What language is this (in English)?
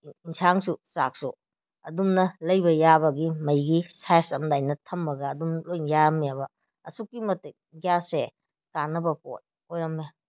Manipuri